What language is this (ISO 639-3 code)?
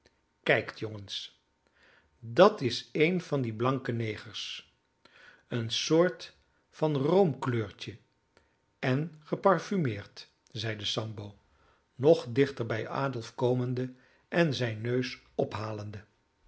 nld